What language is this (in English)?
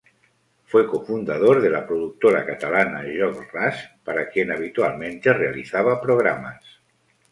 Spanish